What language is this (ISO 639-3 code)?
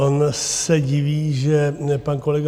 ces